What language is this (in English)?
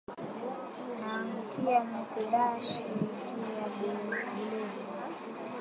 Swahili